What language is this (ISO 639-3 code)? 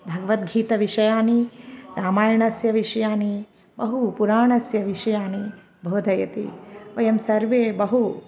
san